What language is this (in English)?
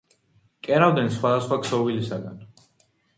Georgian